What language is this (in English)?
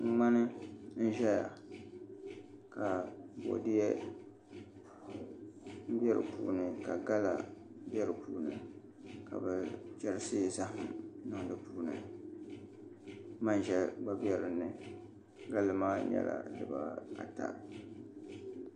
Dagbani